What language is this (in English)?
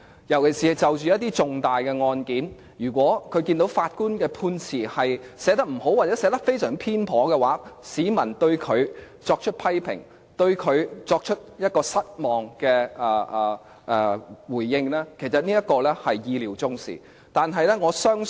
Cantonese